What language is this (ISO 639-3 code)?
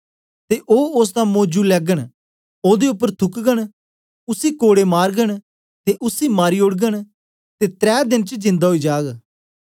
doi